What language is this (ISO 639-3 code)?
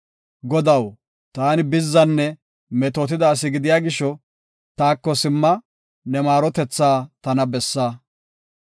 gof